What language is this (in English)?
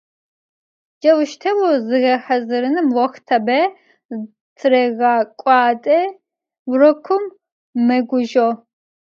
Adyghe